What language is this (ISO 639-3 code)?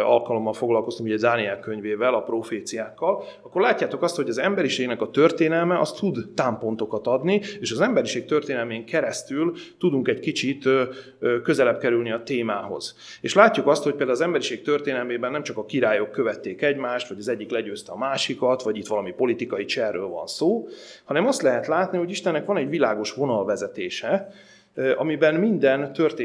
hun